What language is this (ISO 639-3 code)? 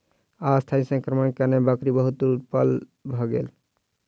mai